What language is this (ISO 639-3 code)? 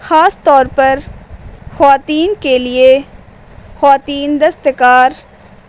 urd